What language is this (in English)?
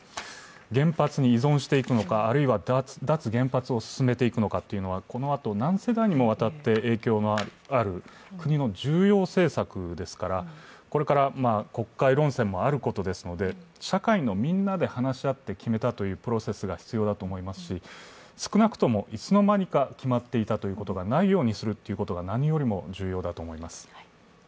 Japanese